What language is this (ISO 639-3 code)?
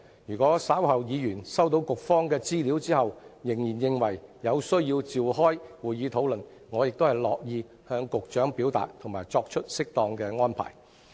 yue